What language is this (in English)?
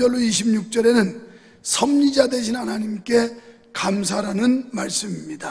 Korean